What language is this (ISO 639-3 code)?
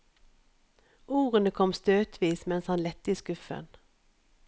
nor